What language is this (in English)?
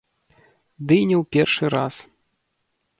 Belarusian